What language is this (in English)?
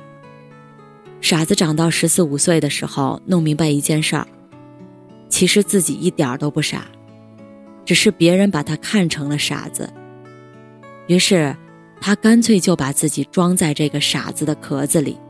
Chinese